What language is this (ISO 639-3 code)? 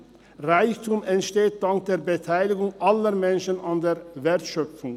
gsw